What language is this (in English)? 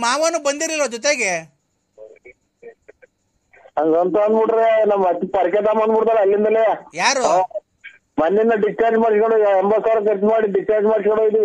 Kannada